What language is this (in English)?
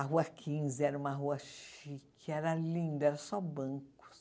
Portuguese